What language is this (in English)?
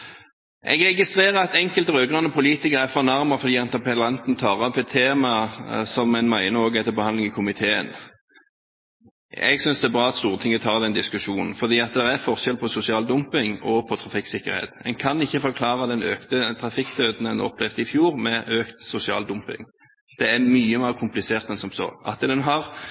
Norwegian Bokmål